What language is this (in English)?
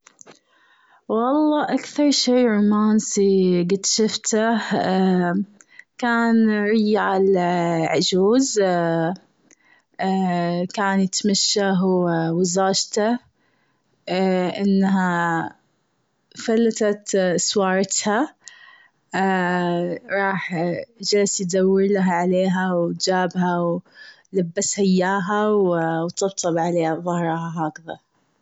Gulf Arabic